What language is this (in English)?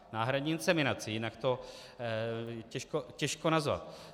Czech